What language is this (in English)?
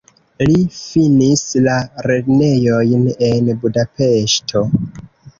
Esperanto